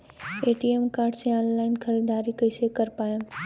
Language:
Bhojpuri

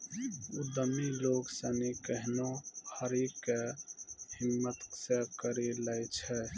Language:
Maithili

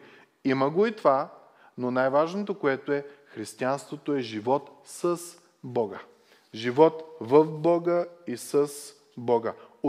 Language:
Bulgarian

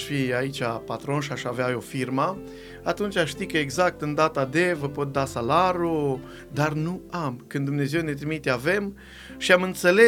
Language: Romanian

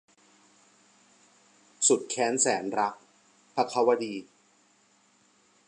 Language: Thai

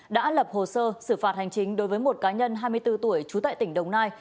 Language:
Vietnamese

